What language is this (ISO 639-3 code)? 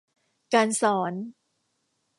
tha